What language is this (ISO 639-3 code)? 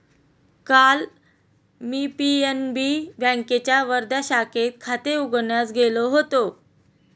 mar